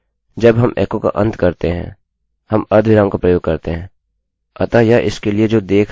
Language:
Hindi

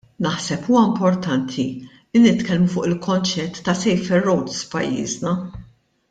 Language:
Maltese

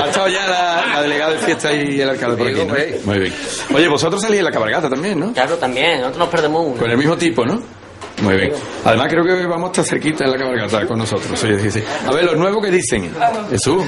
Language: Spanish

